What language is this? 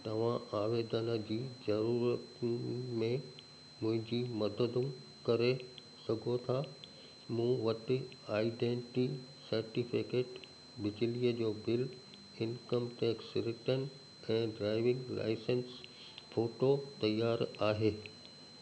Sindhi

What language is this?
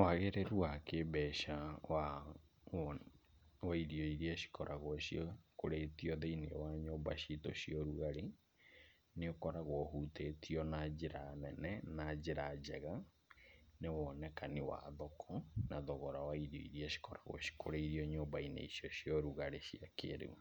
Kikuyu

